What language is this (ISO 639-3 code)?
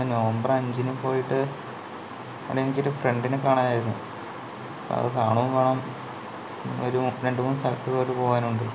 mal